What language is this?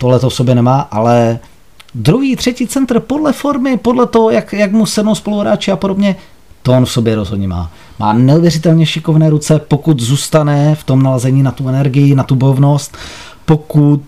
Czech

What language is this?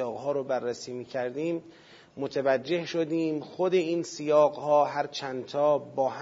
Persian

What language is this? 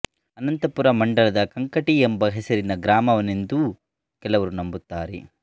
Kannada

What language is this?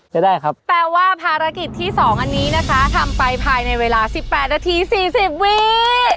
Thai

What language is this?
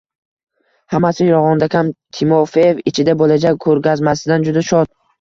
Uzbek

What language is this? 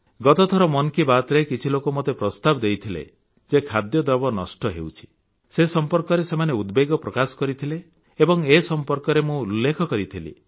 Odia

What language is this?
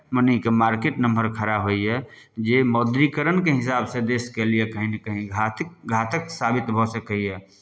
Maithili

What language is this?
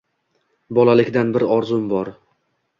Uzbek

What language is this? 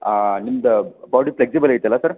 Kannada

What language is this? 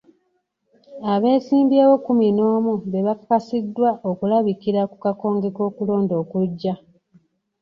Ganda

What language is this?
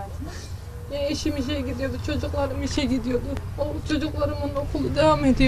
Turkish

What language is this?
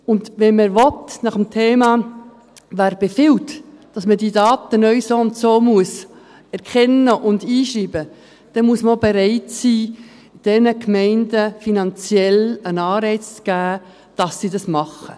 Swiss German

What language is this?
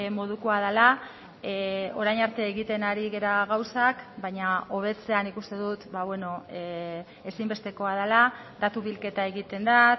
Basque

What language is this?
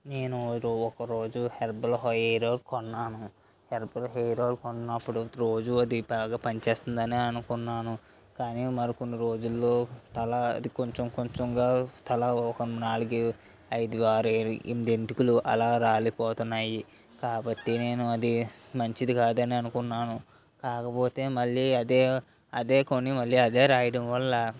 Telugu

